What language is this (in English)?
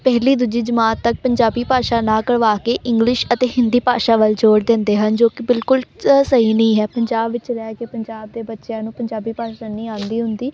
Punjabi